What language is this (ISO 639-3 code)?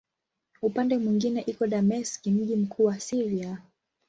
swa